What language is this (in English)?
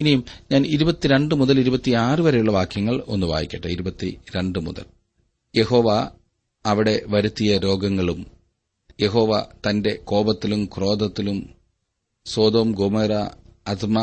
Malayalam